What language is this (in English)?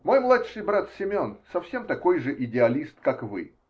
Russian